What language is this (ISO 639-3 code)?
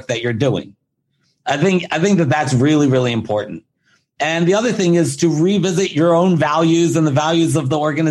eng